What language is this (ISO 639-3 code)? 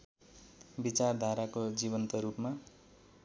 nep